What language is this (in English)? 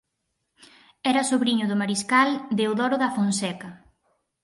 Galician